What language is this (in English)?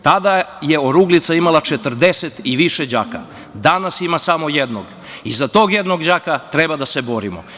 Serbian